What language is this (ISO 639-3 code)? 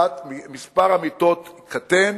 heb